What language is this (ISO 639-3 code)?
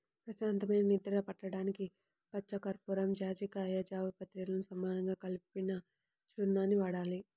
tel